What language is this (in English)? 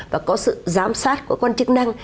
Vietnamese